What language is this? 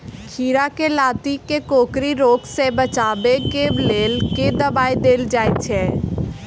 Maithili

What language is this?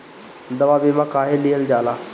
Bhojpuri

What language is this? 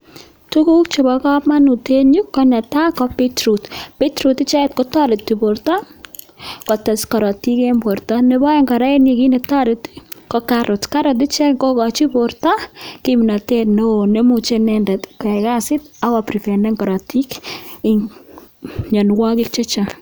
Kalenjin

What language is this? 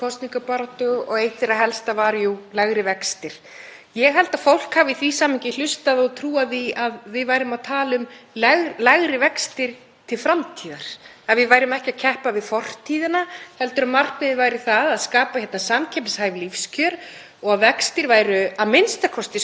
Icelandic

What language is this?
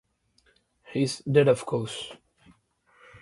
English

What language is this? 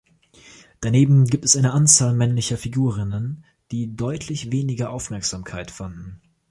German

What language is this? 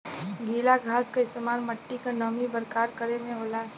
Bhojpuri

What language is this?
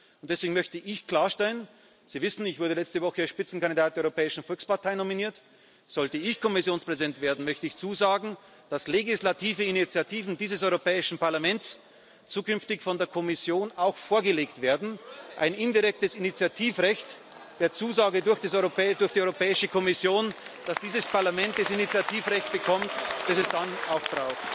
German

